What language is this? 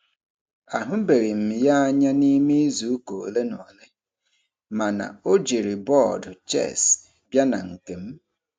Igbo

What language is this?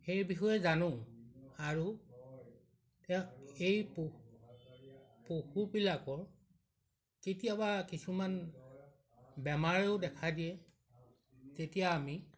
Assamese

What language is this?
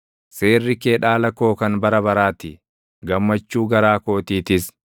Oromo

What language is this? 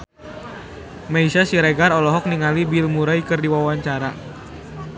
Sundanese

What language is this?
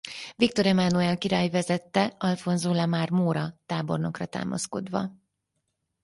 Hungarian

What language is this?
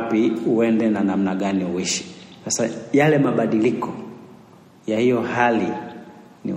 Swahili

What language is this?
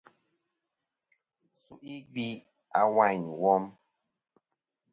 Kom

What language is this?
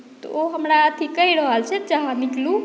Maithili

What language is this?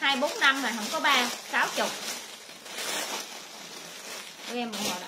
Vietnamese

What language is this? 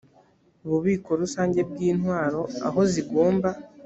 Kinyarwanda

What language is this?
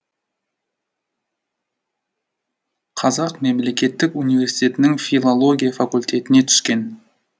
Kazakh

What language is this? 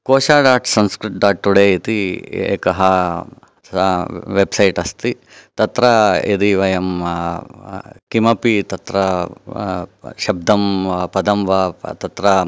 Sanskrit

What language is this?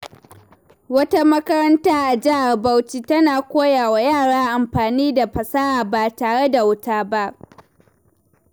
Hausa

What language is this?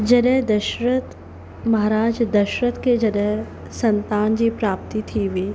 Sindhi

